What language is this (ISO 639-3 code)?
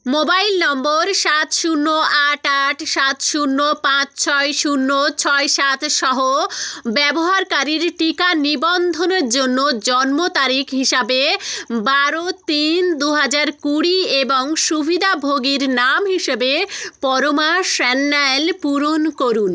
ben